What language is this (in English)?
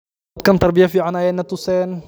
Somali